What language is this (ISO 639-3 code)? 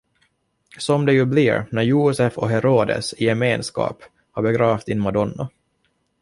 swe